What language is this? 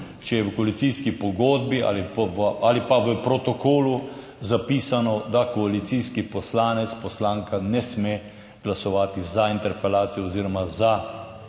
Slovenian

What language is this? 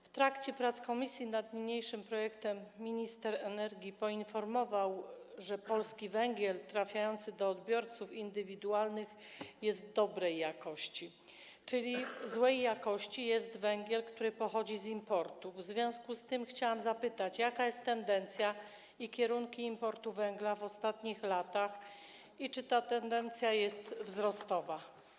Polish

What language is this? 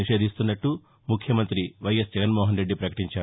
Telugu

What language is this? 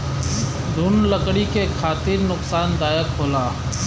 Bhojpuri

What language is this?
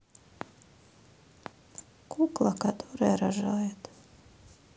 Russian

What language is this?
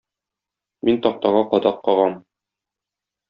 Tatar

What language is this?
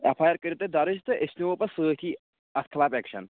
Kashmiri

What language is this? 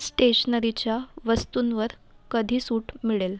Marathi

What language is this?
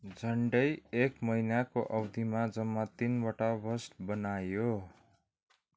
Nepali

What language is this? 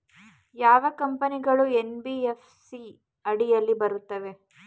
Kannada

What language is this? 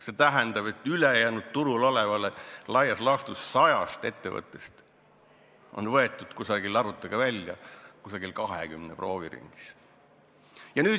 Estonian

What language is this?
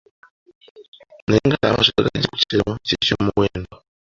Ganda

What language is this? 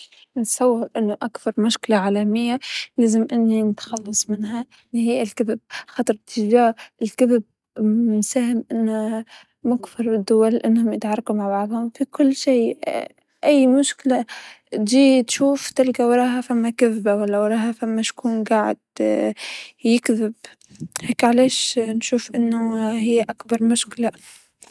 Tunisian Arabic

